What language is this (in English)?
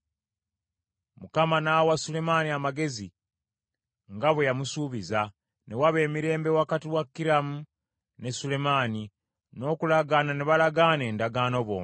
Ganda